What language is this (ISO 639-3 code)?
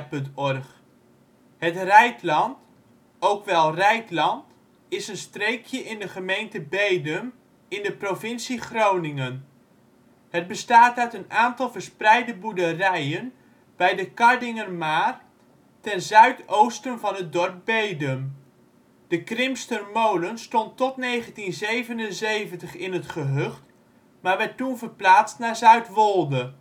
nld